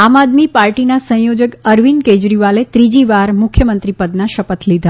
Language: Gujarati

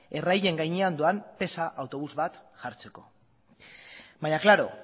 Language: Basque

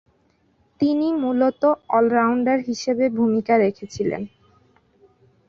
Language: Bangla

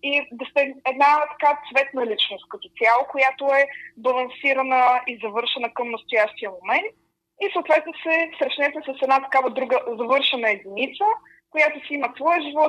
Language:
Bulgarian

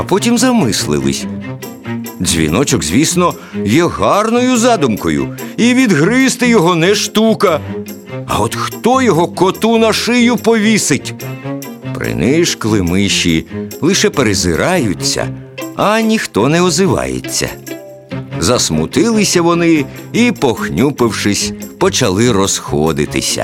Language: Ukrainian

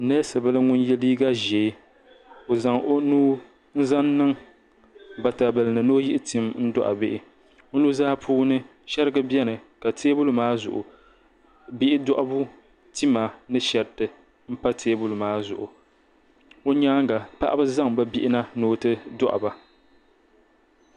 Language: Dagbani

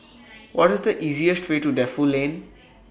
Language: English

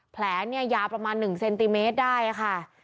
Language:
Thai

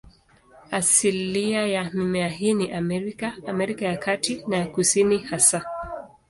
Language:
Swahili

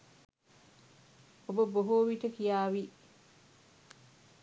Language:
Sinhala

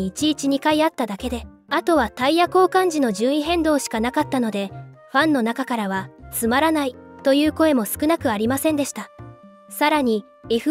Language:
Japanese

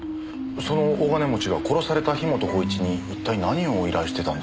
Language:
Japanese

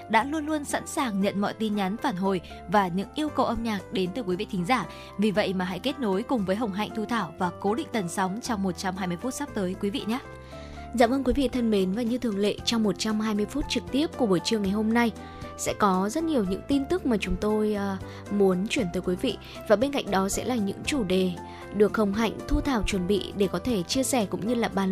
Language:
Vietnamese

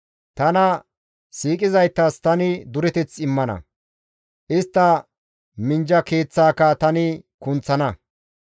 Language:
Gamo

